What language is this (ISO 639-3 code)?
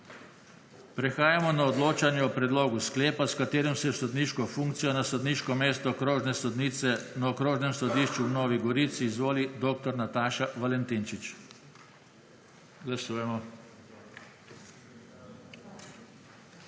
slv